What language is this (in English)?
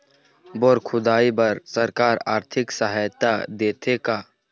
Chhattisgarhi